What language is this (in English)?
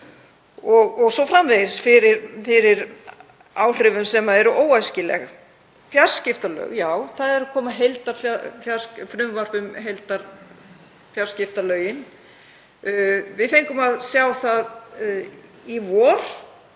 Icelandic